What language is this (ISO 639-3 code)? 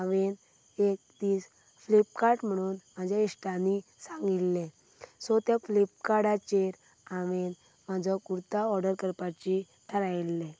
kok